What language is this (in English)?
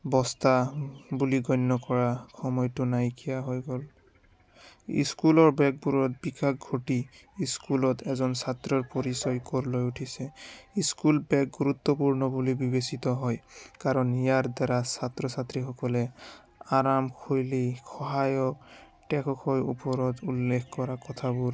Assamese